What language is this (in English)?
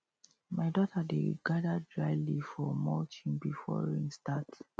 Nigerian Pidgin